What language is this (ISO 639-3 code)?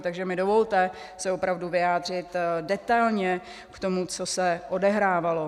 ces